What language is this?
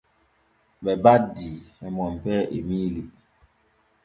Borgu Fulfulde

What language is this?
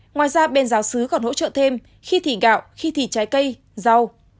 Vietnamese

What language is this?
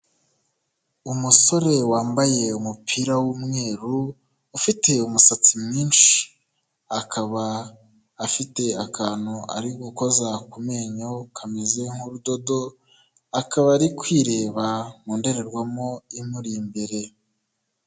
Kinyarwanda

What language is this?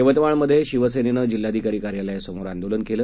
Marathi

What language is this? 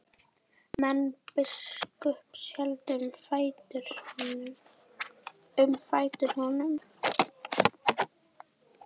Icelandic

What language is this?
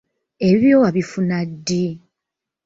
Ganda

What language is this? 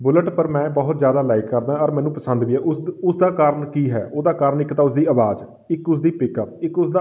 Punjabi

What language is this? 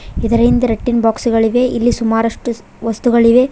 Kannada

